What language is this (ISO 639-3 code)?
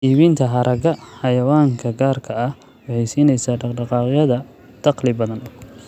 som